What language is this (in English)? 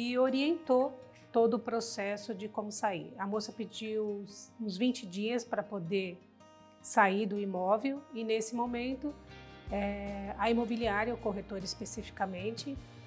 Portuguese